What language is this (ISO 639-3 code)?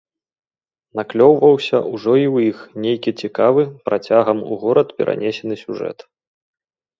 bel